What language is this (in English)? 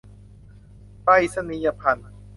Thai